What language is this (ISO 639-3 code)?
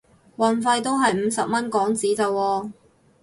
yue